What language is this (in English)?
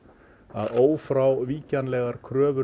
Icelandic